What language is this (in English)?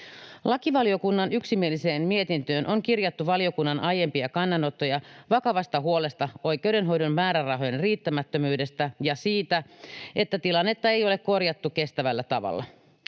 Finnish